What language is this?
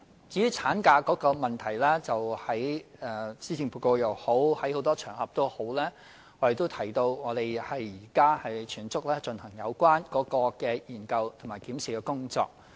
Cantonese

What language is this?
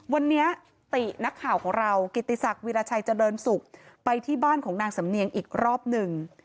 Thai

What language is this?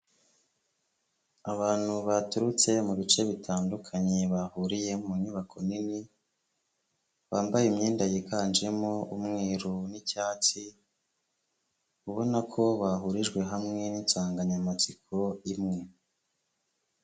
Kinyarwanda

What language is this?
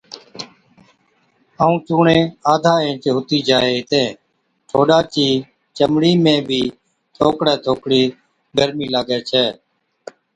Od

